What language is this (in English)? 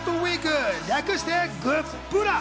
Japanese